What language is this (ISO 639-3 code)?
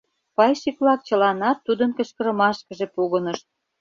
chm